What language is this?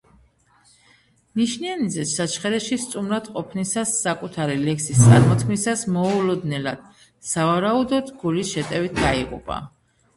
Georgian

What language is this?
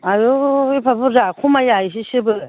Bodo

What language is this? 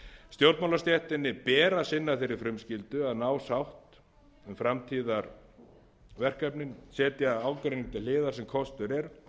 Icelandic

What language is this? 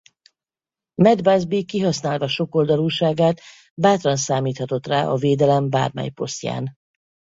Hungarian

